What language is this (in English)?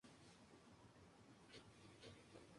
Spanish